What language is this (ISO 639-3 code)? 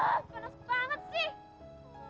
ind